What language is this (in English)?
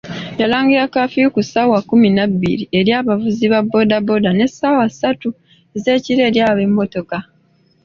Ganda